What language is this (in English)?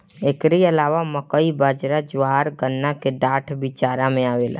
Bhojpuri